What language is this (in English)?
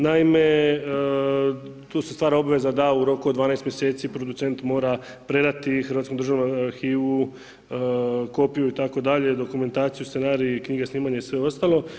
Croatian